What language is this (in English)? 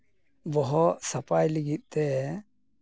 Santali